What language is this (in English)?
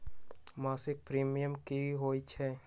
Magahi